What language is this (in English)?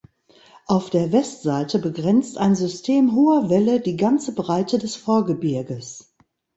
German